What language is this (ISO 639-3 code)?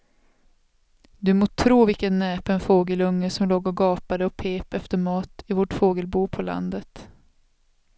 swe